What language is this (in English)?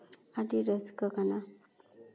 Santali